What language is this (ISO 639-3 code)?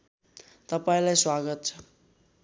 nep